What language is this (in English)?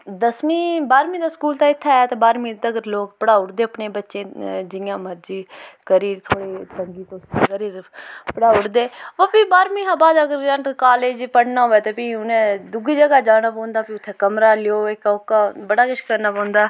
Dogri